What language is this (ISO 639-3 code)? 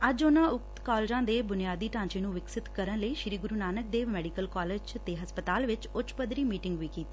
pan